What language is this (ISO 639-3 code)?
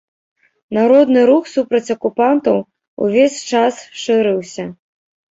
bel